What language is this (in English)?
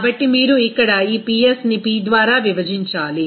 Telugu